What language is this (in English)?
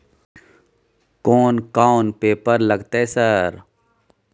Maithili